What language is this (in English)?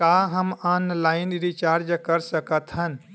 Chhattisgarhi